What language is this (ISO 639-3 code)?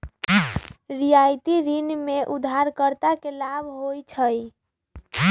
mag